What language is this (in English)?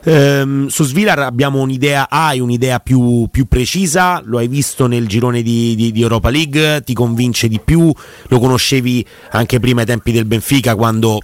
Italian